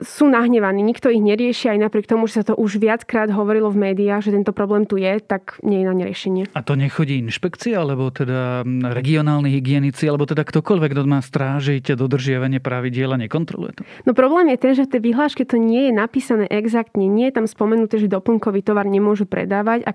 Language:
Slovak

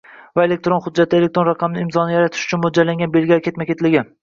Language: Uzbek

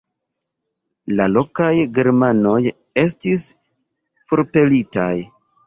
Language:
Esperanto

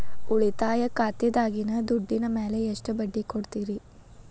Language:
Kannada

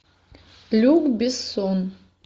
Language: Russian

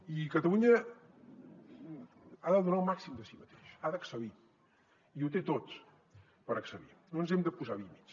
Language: Catalan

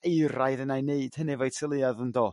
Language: Welsh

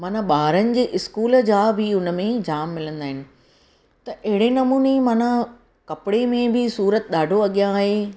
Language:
Sindhi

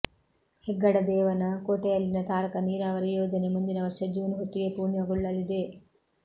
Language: Kannada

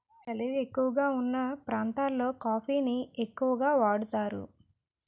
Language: Telugu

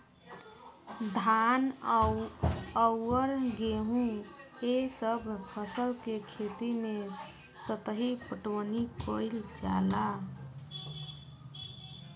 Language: Bhojpuri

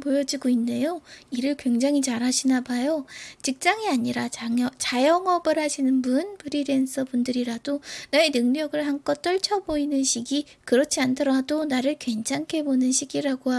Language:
Korean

